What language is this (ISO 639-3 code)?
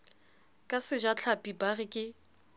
sot